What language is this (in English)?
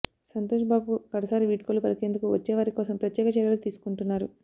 Telugu